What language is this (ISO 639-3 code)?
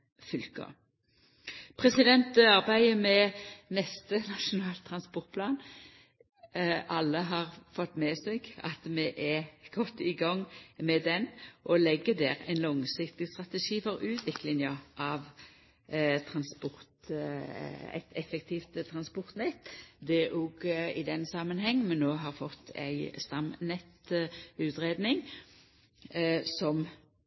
nno